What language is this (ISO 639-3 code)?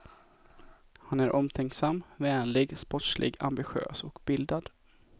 swe